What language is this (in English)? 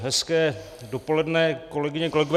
Czech